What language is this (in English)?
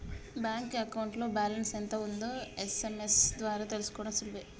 Telugu